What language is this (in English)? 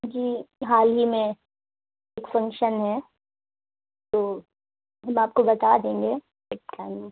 Urdu